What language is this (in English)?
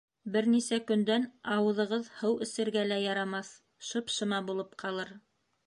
Bashkir